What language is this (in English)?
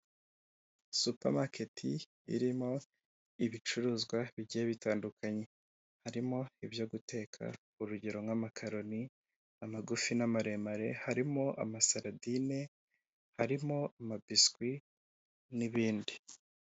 Kinyarwanda